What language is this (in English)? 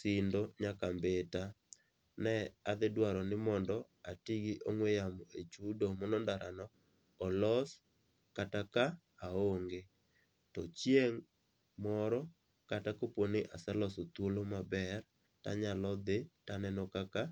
Luo (Kenya and Tanzania)